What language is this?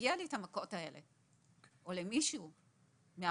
Hebrew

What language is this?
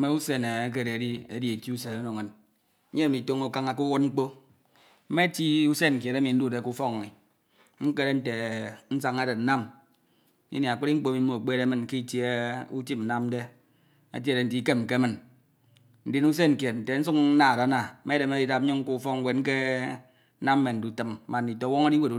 Ito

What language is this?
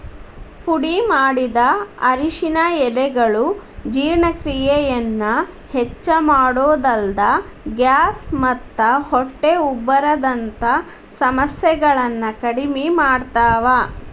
Kannada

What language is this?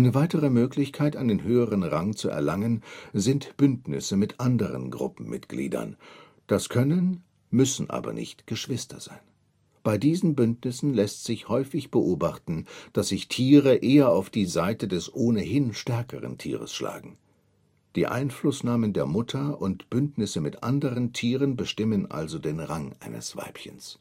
German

